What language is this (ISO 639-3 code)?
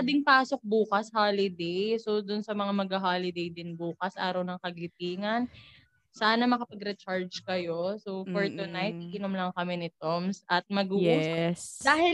fil